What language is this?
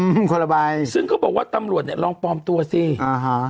Thai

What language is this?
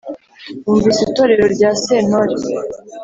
Kinyarwanda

